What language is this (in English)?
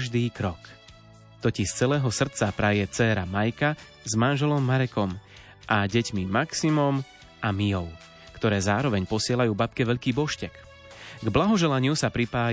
Slovak